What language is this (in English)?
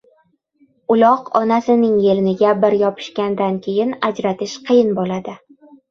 Uzbek